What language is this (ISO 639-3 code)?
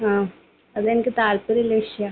mal